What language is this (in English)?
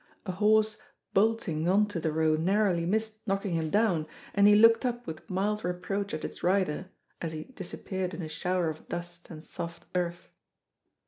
English